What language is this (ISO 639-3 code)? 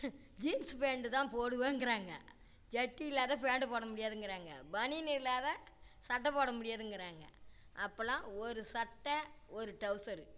tam